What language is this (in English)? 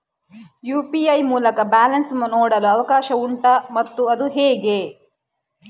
Kannada